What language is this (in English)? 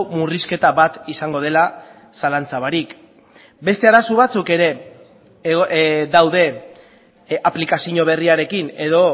Basque